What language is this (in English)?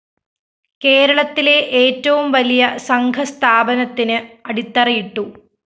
Malayalam